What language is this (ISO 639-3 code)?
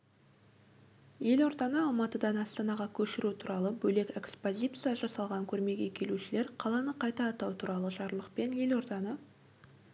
kaz